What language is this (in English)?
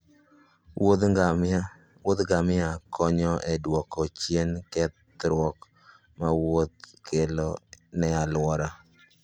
Luo (Kenya and Tanzania)